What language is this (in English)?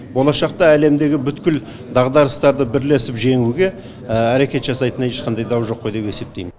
Kazakh